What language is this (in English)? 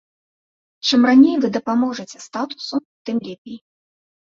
Belarusian